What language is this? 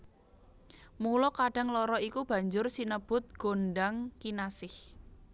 Javanese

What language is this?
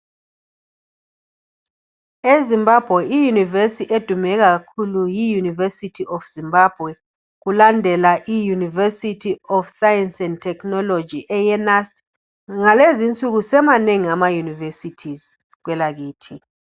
North Ndebele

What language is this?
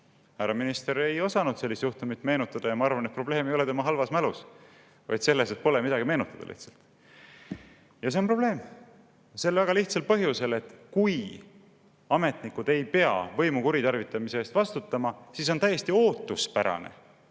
Estonian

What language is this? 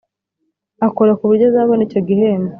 Kinyarwanda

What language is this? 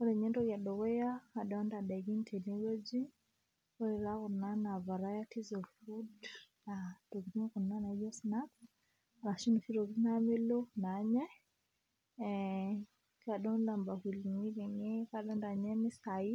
Masai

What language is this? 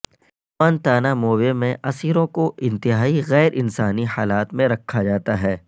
Urdu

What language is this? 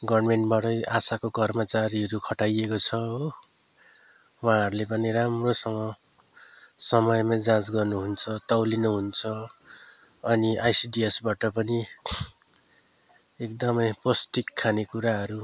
Nepali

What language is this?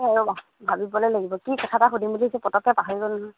Assamese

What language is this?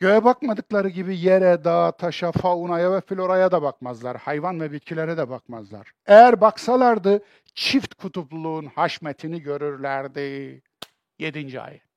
Turkish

